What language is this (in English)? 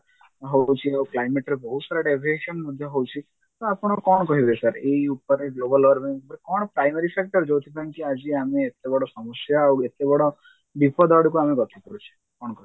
Odia